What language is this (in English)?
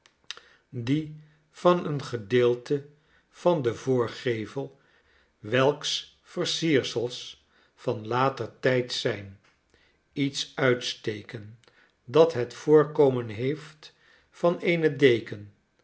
Dutch